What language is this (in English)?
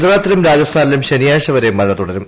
Malayalam